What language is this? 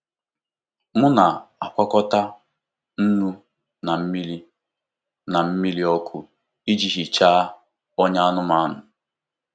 Igbo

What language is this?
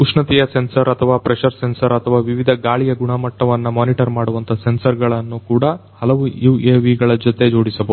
Kannada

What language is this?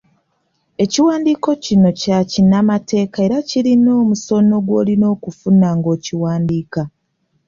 Ganda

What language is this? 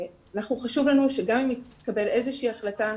Hebrew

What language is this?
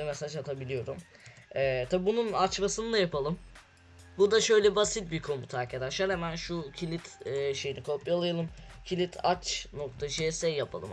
Turkish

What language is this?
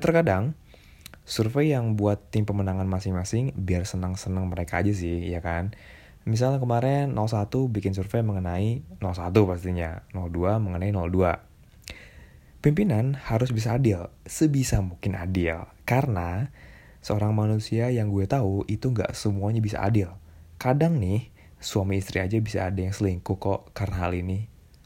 Indonesian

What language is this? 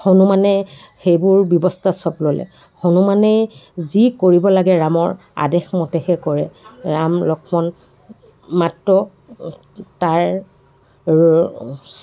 Assamese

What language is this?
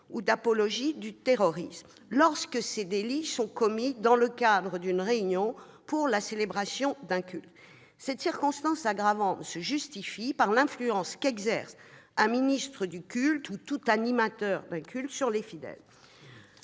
French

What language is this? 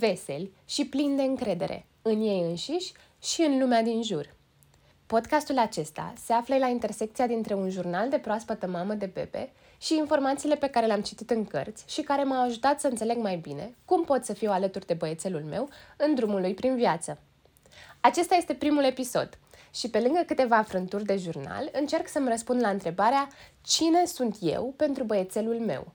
Romanian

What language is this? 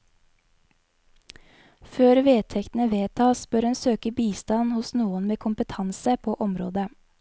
Norwegian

